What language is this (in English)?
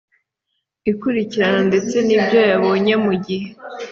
Kinyarwanda